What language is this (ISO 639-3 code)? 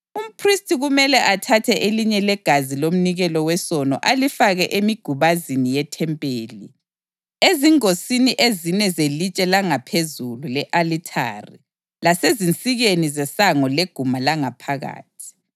nde